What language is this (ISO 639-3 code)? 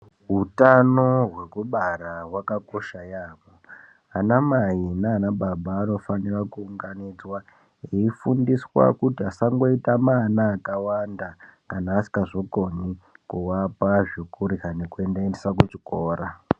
ndc